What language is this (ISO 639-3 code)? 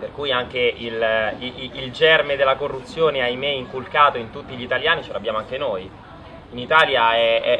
ita